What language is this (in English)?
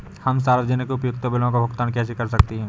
Hindi